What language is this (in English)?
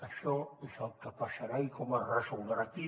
Catalan